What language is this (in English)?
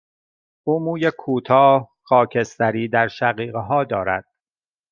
Persian